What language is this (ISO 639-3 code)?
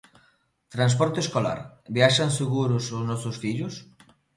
glg